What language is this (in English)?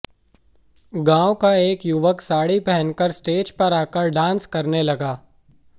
Hindi